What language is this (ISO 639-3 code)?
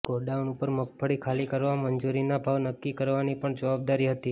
guj